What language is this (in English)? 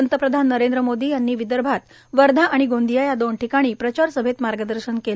Marathi